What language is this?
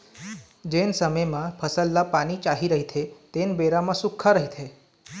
Chhattisgarhi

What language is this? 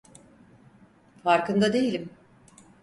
Turkish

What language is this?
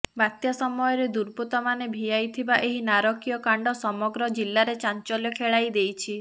Odia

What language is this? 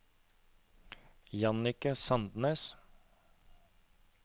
Norwegian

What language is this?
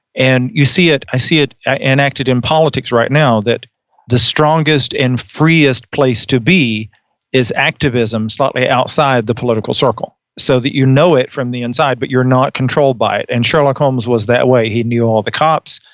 English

